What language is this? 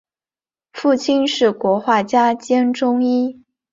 Chinese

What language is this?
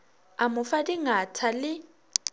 Northern Sotho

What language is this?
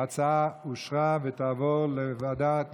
Hebrew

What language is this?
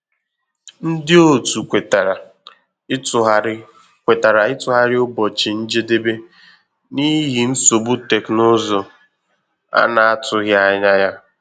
Igbo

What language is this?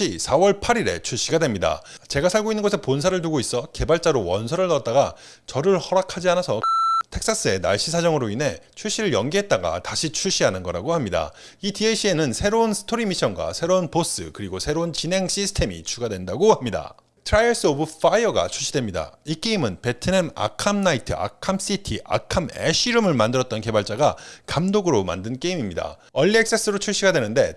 Korean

